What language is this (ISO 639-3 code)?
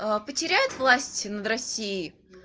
rus